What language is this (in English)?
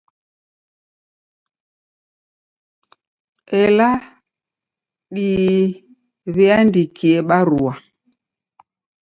Taita